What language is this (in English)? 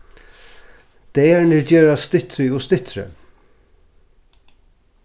Faroese